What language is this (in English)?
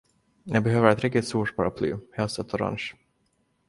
Swedish